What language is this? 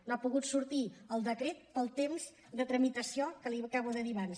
Catalan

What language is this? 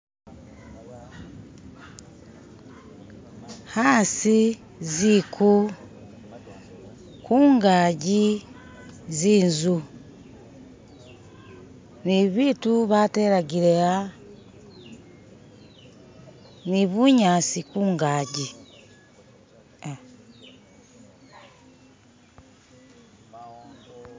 Masaaba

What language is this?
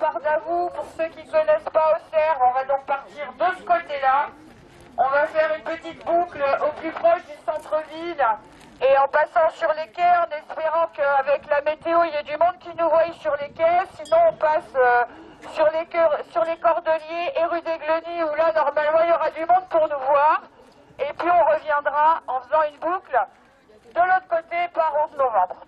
French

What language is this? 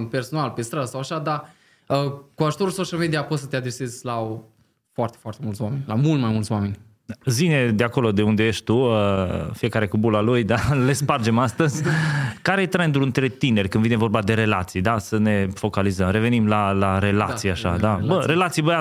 Romanian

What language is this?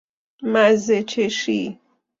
Persian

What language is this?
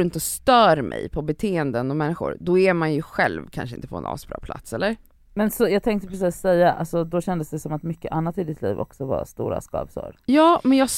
Swedish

